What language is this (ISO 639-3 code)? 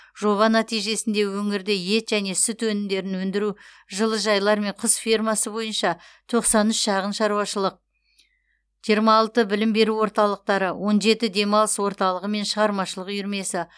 kaz